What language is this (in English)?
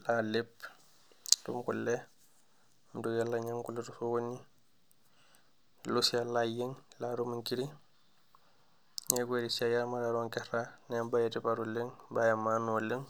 Masai